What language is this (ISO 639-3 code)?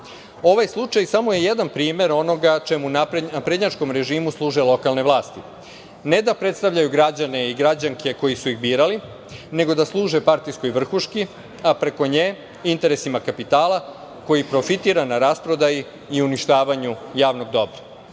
srp